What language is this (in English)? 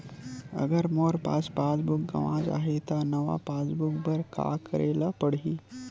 Chhattisgarhi